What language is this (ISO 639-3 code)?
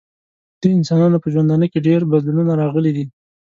pus